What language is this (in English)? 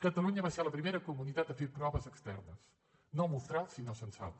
Catalan